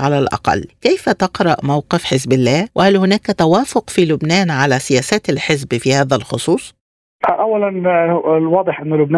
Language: Arabic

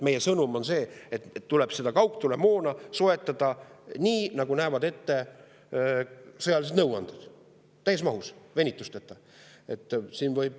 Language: Estonian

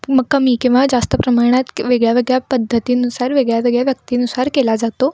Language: Marathi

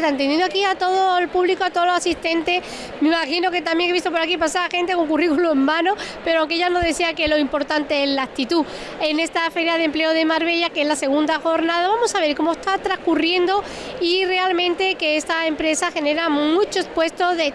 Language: Spanish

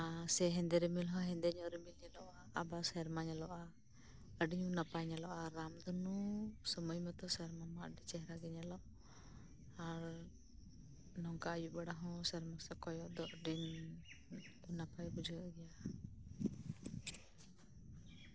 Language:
Santali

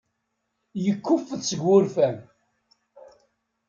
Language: Kabyle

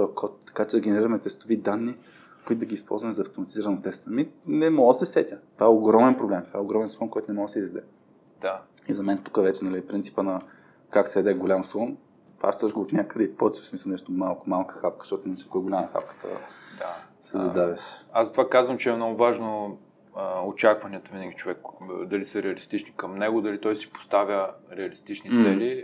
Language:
Bulgarian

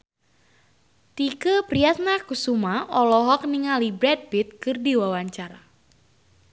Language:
Sundanese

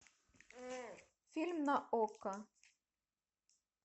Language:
Russian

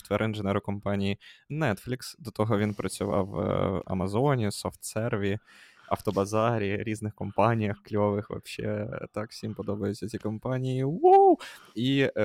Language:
Ukrainian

